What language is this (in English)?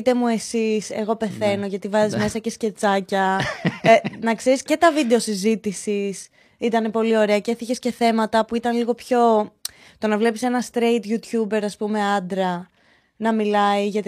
Greek